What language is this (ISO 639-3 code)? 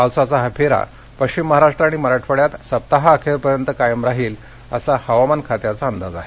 mar